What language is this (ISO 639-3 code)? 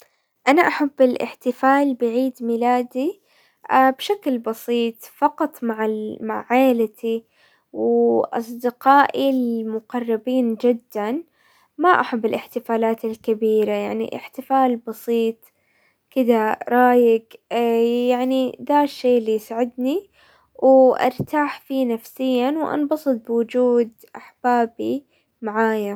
acw